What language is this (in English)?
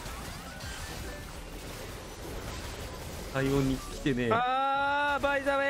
Japanese